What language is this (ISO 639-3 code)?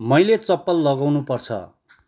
nep